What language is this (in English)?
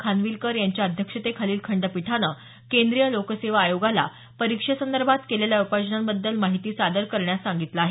Marathi